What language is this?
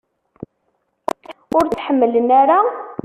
Kabyle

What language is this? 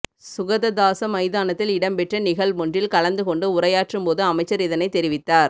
Tamil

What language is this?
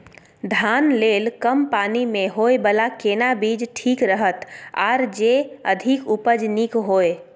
Maithili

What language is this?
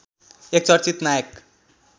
Nepali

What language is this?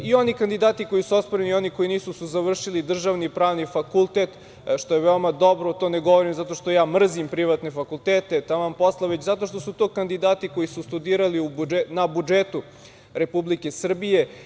Serbian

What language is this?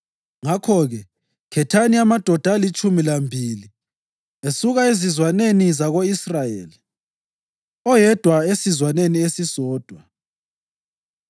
North Ndebele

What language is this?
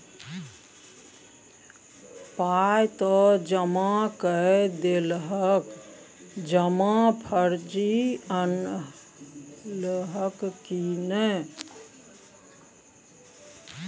Maithili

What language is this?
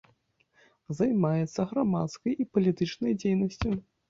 Belarusian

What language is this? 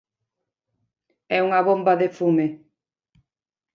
Galician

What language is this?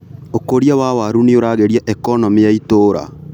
Kikuyu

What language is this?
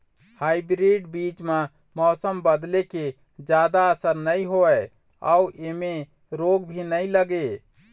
Chhattisgarhi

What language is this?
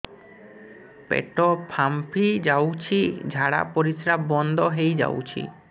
Odia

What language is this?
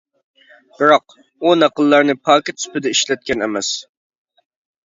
Uyghur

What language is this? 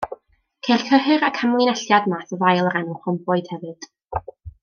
Welsh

